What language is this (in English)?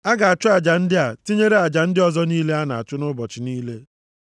Igbo